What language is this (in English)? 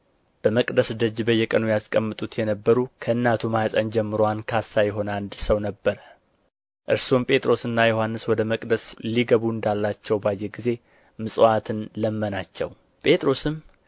Amharic